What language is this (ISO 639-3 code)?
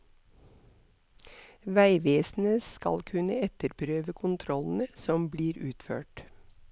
nor